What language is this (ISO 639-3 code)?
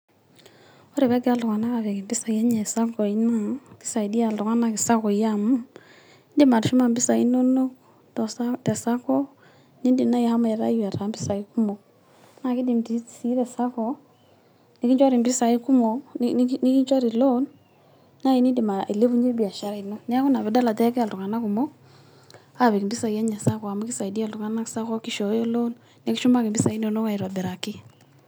mas